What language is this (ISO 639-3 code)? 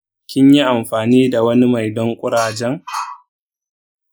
hau